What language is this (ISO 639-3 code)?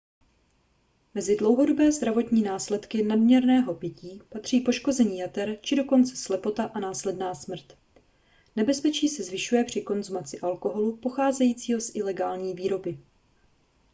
ces